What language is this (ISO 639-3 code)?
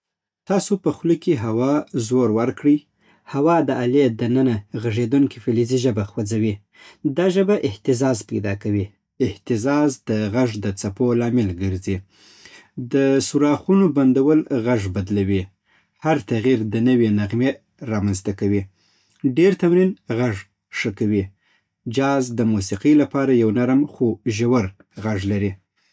pbt